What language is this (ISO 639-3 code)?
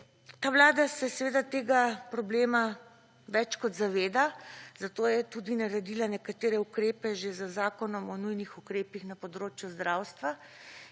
slv